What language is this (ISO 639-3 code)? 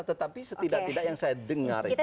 ind